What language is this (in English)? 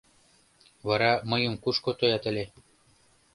Mari